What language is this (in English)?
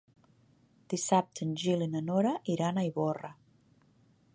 Catalan